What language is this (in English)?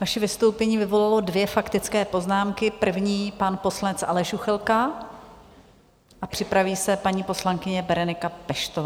Czech